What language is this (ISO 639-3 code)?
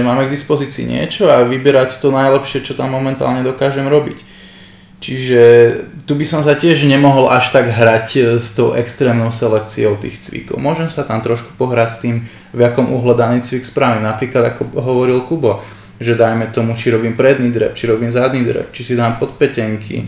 slk